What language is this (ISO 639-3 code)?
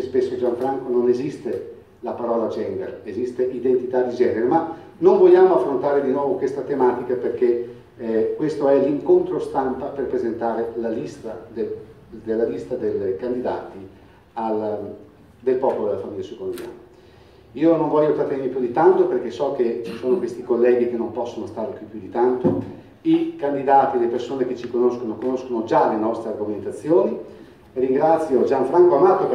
ita